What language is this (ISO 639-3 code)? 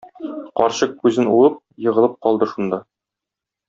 tat